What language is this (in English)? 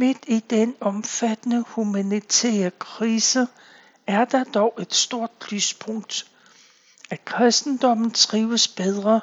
Danish